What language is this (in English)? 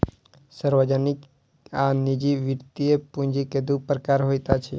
Maithili